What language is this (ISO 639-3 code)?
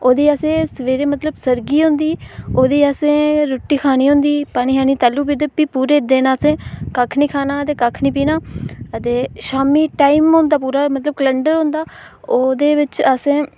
doi